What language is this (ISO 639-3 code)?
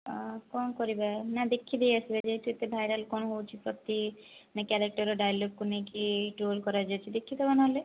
ori